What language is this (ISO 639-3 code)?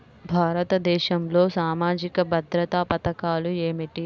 tel